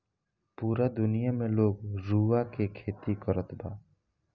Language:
Bhojpuri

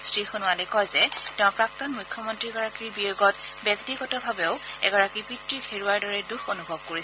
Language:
Assamese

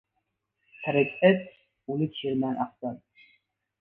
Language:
Uzbek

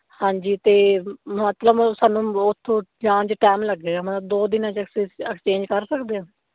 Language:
Punjabi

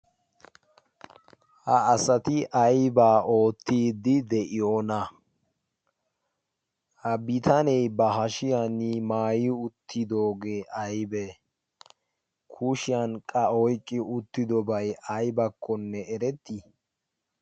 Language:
Wolaytta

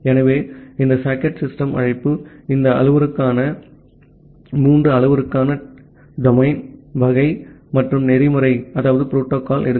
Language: Tamil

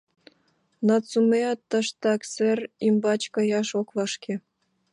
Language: Mari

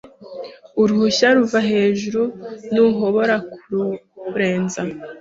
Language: Kinyarwanda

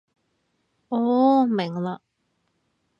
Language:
Cantonese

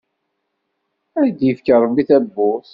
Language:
Kabyle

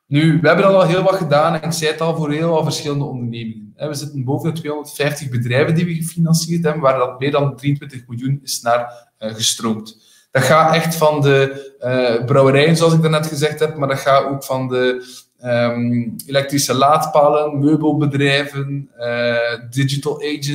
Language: Dutch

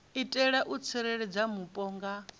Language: Venda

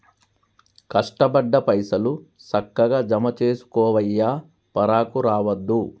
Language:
Telugu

